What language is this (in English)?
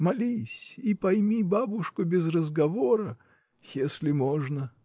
Russian